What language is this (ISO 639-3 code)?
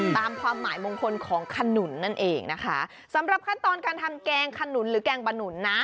tha